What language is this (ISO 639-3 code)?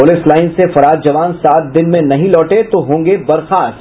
hin